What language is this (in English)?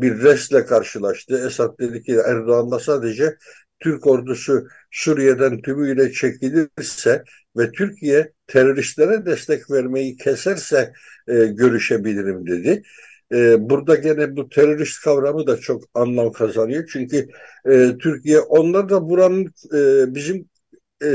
Turkish